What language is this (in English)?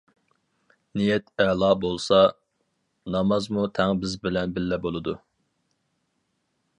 Uyghur